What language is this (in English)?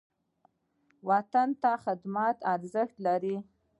Pashto